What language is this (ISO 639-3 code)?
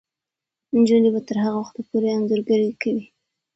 pus